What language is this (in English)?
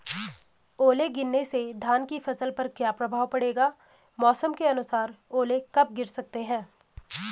Hindi